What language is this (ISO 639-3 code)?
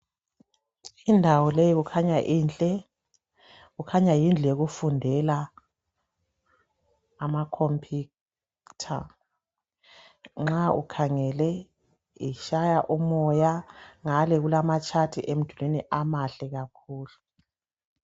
nde